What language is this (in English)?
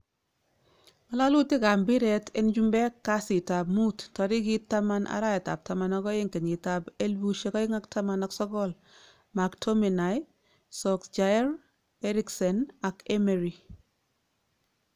Kalenjin